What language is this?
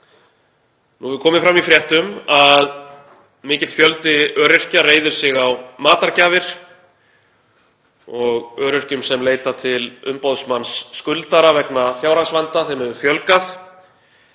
Icelandic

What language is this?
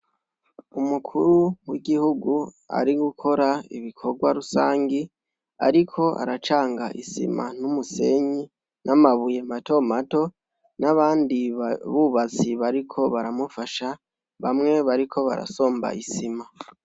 Rundi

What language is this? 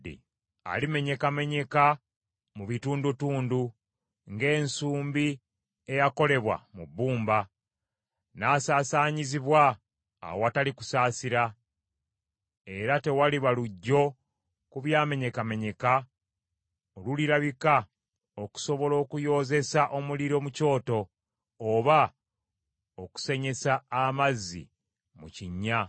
Ganda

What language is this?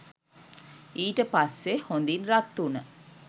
Sinhala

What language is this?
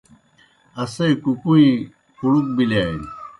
Kohistani Shina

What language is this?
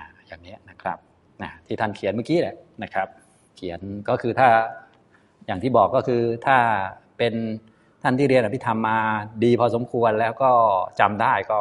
Thai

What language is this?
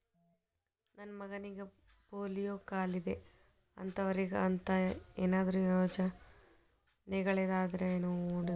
Kannada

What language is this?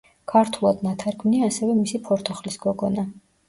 Georgian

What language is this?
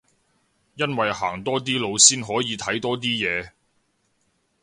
Cantonese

